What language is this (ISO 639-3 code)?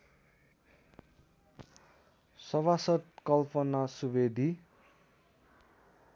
nep